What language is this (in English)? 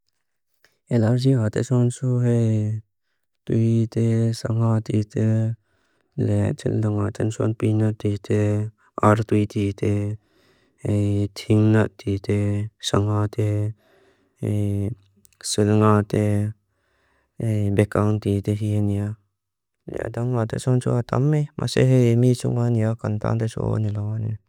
Mizo